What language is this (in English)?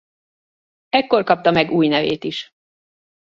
Hungarian